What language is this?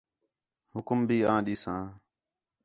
Khetrani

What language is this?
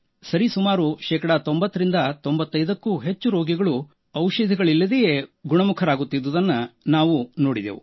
Kannada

